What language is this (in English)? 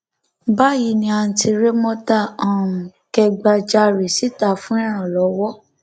Yoruba